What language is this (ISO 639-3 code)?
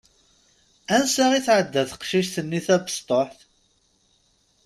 kab